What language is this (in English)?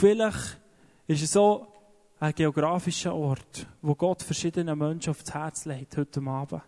German